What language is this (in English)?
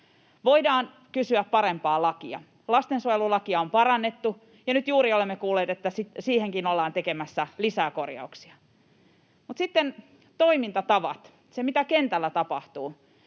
Finnish